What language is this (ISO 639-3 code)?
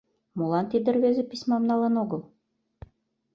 chm